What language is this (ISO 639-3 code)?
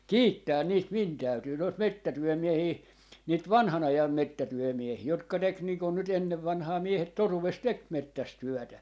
fin